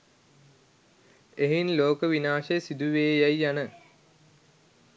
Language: Sinhala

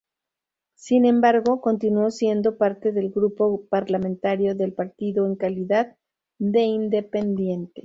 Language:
Spanish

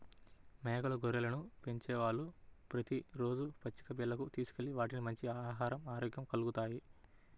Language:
Telugu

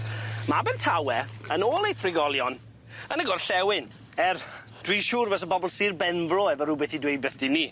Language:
Welsh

